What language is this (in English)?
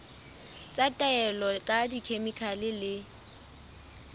Southern Sotho